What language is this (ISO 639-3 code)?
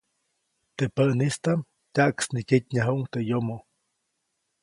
zoc